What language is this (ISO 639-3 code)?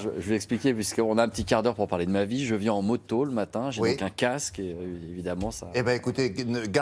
fra